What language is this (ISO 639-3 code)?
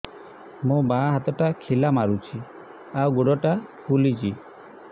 ori